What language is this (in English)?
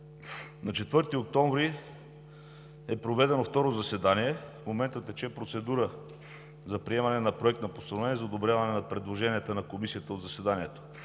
Bulgarian